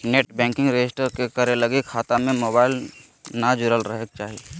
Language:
Magahi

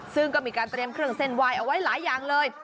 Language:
Thai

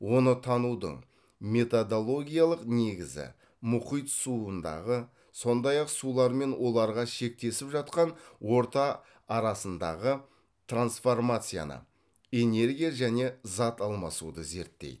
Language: Kazakh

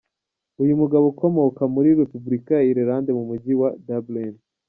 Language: Kinyarwanda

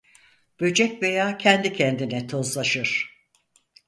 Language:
Turkish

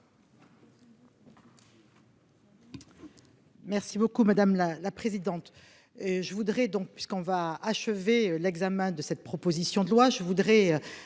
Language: French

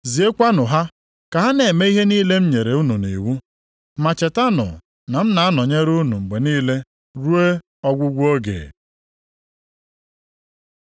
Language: Igbo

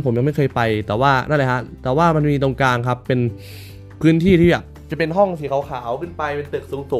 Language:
Thai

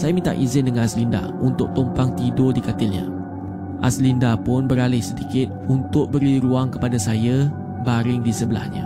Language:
Malay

